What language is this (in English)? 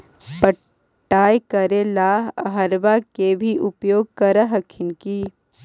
Magahi